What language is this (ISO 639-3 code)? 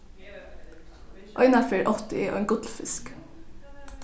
fao